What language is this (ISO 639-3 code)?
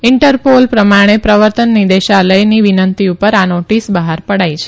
guj